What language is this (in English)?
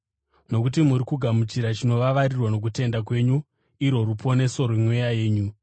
Shona